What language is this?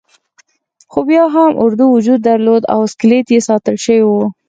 Pashto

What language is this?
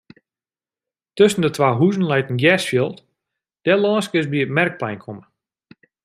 Western Frisian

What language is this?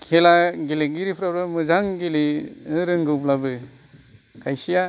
Bodo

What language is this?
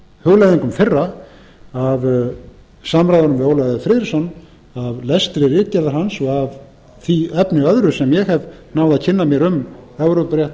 Icelandic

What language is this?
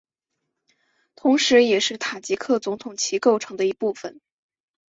Chinese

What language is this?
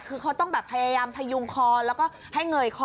Thai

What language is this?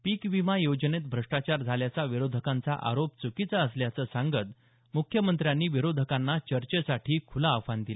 Marathi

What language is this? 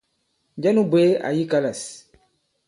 Bankon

